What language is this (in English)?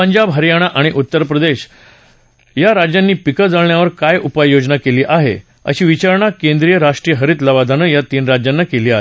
Marathi